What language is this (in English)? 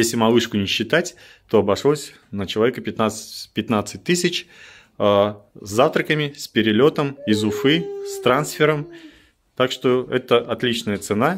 Russian